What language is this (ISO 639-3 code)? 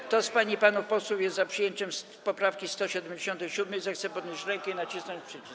pol